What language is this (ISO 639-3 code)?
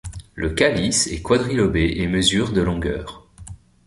fra